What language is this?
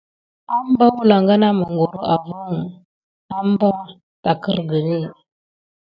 Gidar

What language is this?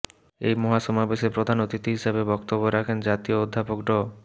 Bangla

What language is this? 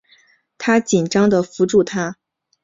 Chinese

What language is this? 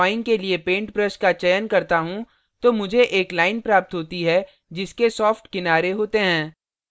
Hindi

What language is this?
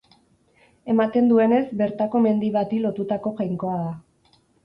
Basque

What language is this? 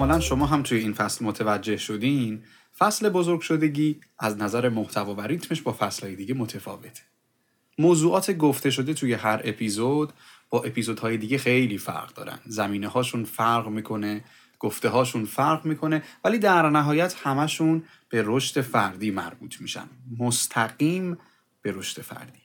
Persian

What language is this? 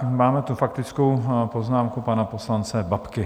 Czech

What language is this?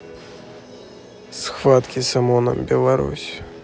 Russian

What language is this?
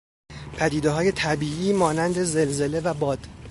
Persian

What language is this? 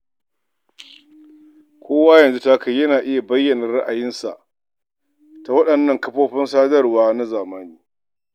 Hausa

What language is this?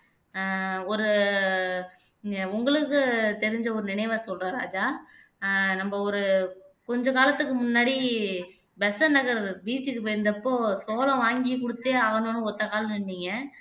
Tamil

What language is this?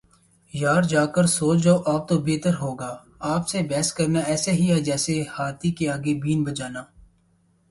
Urdu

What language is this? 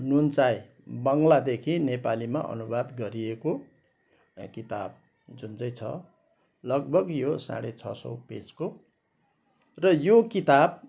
Nepali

